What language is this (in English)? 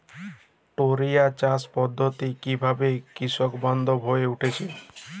Bangla